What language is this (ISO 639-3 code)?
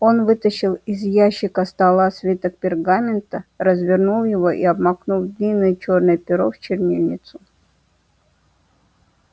rus